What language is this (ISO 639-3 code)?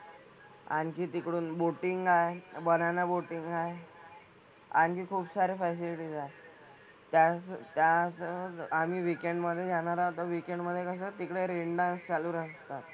mar